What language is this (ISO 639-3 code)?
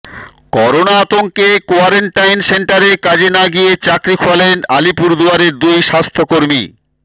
ben